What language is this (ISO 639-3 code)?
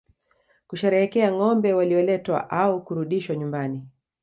swa